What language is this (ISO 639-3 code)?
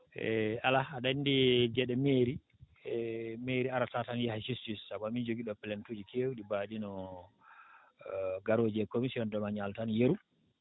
ful